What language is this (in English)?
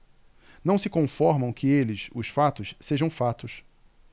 Portuguese